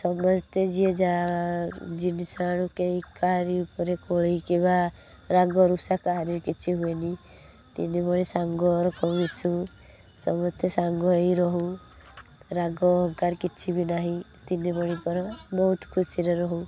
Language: Odia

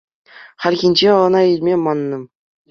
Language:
Chuvash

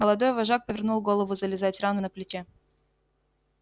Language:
Russian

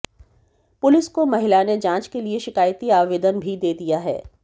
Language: Hindi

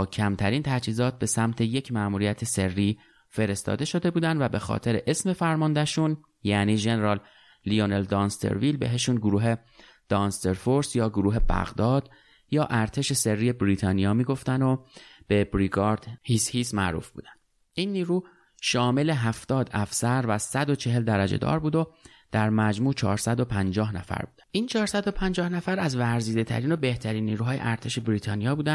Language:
Persian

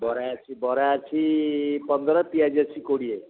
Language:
Odia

